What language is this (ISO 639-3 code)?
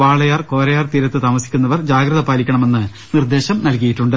mal